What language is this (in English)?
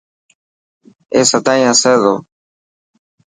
Dhatki